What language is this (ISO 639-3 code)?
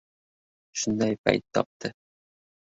uzb